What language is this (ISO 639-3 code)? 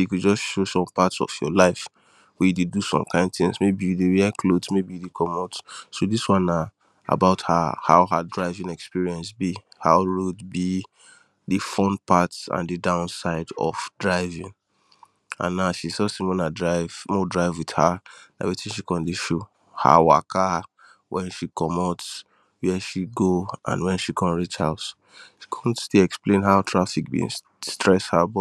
pcm